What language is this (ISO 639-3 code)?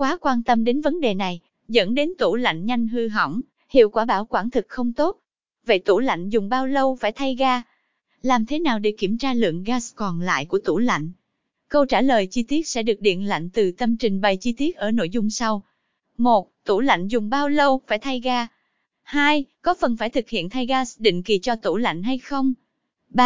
vie